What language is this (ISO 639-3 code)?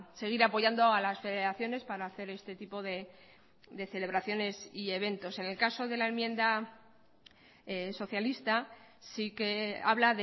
spa